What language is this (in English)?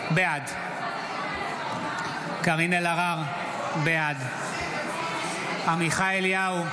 Hebrew